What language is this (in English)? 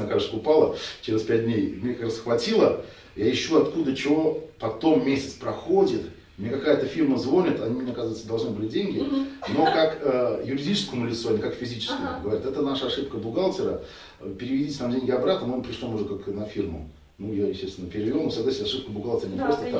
Russian